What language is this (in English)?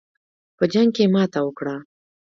Pashto